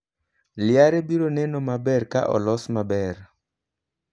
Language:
Luo (Kenya and Tanzania)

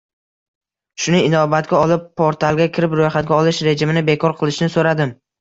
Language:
Uzbek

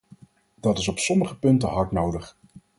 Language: Dutch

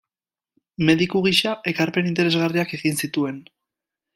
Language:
Basque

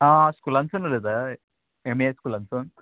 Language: Konkani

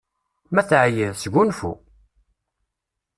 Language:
Kabyle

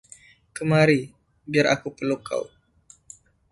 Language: Indonesian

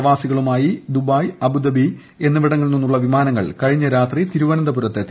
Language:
Malayalam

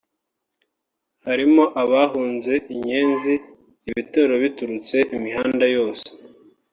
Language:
Kinyarwanda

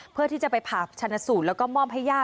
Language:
Thai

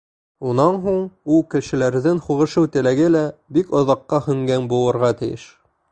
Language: Bashkir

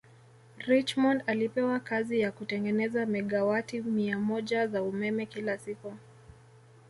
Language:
Swahili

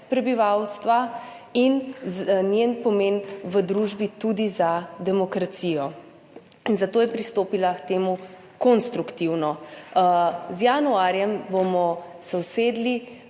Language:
Slovenian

